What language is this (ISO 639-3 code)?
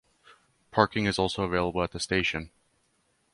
eng